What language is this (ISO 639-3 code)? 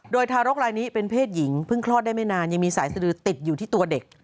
tha